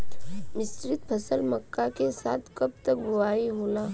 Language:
Bhojpuri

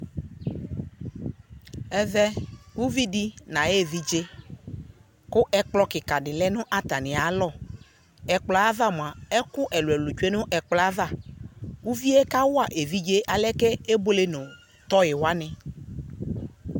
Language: Ikposo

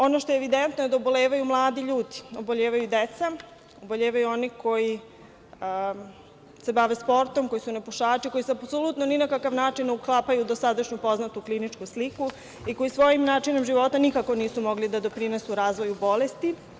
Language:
Serbian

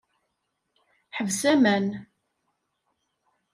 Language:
Kabyle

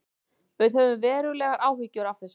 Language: Icelandic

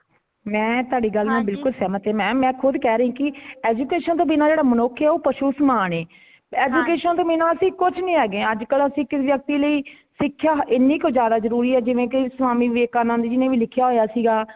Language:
Punjabi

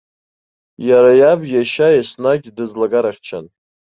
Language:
Abkhazian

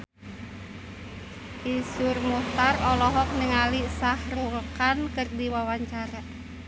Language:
Sundanese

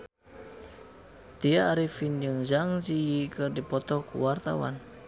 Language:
Sundanese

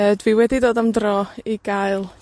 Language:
Welsh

